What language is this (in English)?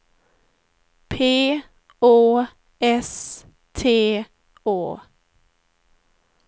Swedish